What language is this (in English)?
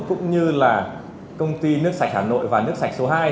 Vietnamese